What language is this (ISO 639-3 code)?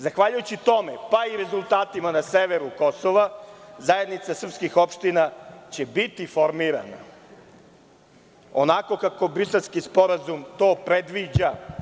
srp